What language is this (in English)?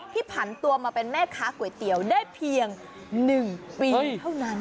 Thai